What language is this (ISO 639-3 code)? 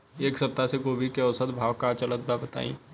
bho